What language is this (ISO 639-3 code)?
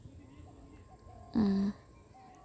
sat